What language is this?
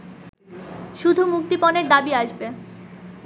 Bangla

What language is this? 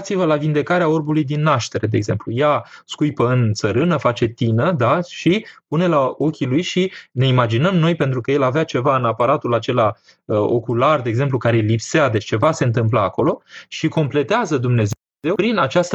Romanian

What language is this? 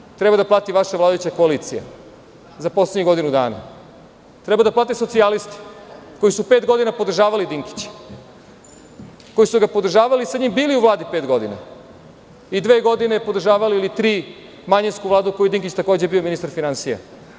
Serbian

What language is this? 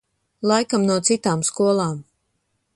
Latvian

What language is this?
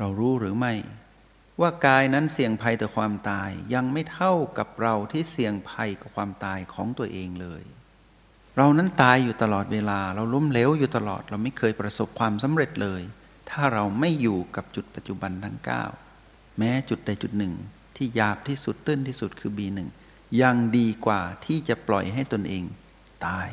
Thai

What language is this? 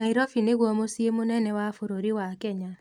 Kikuyu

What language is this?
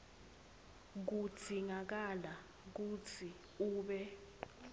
Swati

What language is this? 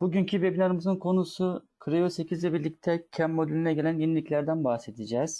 Turkish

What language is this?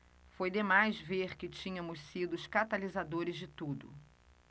Portuguese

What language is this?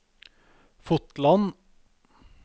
Norwegian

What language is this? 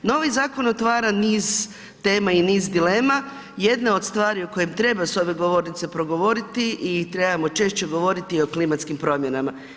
Croatian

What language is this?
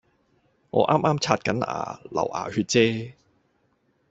Cantonese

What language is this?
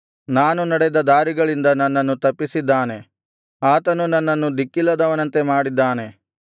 Kannada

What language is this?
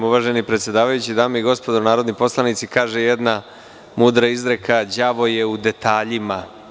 Serbian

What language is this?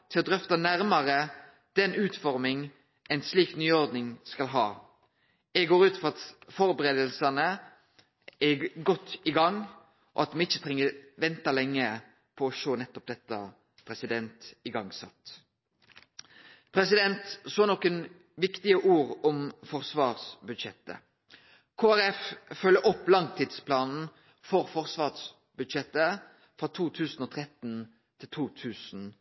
Norwegian Nynorsk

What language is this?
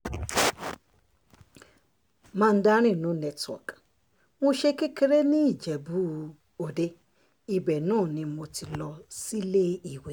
Yoruba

